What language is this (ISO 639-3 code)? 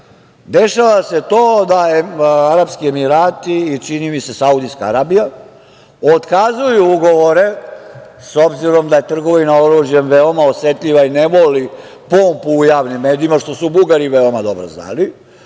srp